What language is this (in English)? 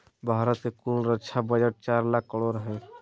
Magahi